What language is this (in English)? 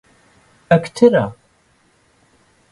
Central Kurdish